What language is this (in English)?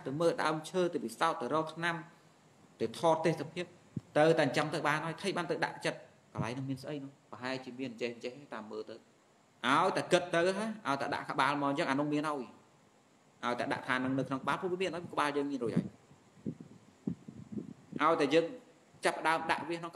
Vietnamese